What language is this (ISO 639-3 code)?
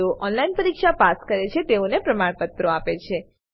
guj